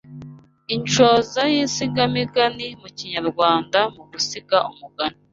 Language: Kinyarwanda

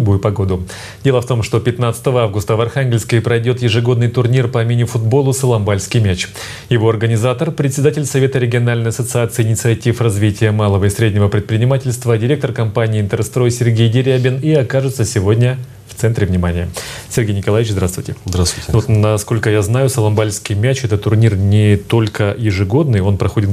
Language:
Russian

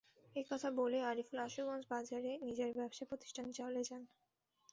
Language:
Bangla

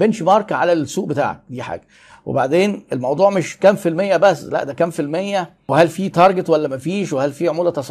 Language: Arabic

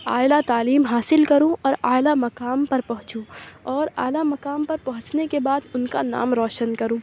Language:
Urdu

